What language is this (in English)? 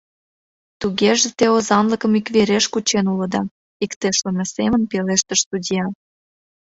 Mari